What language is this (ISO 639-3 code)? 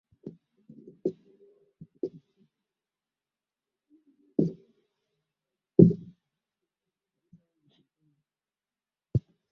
swa